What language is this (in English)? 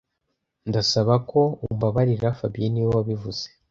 Kinyarwanda